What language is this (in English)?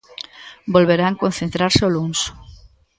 Galician